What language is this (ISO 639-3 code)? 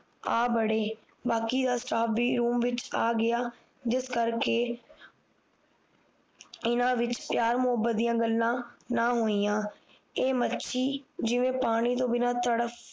pan